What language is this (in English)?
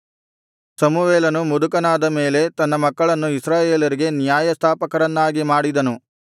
Kannada